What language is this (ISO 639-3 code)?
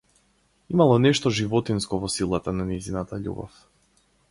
mkd